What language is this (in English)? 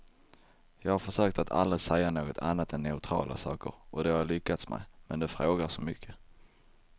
Swedish